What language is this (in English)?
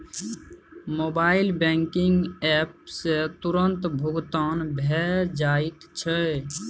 Maithili